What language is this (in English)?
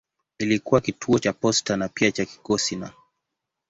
Swahili